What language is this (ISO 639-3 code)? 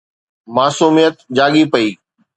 snd